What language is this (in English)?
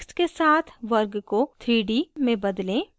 Hindi